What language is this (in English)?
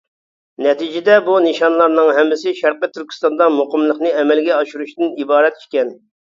Uyghur